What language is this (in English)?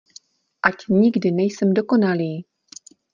Czech